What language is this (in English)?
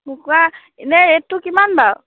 Assamese